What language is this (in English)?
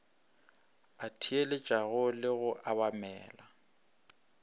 Northern Sotho